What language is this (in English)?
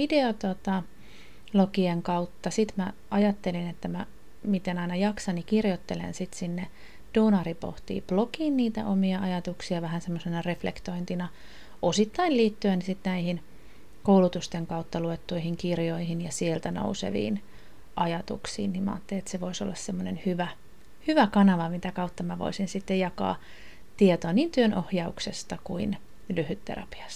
Finnish